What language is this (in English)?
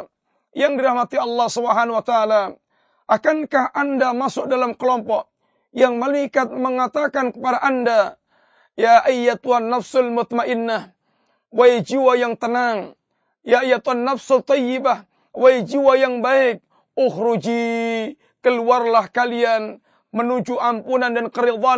Malay